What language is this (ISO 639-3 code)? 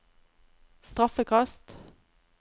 nor